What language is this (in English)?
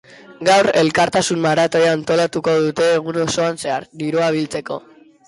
Basque